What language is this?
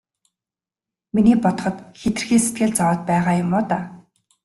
Mongolian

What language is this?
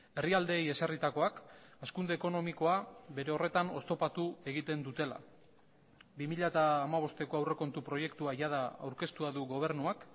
Basque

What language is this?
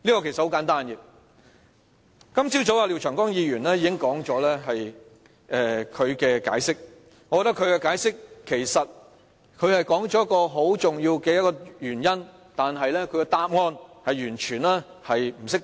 Cantonese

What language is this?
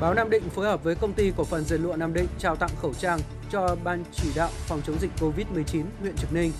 Vietnamese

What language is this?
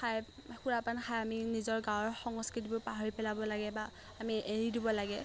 Assamese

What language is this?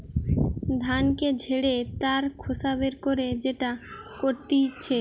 Bangla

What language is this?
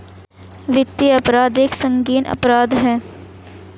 Hindi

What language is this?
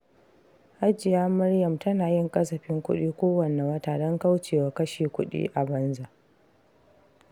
Hausa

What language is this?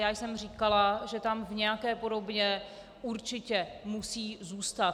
Czech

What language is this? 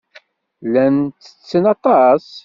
Kabyle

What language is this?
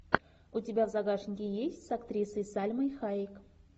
Russian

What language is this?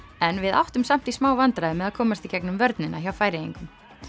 Icelandic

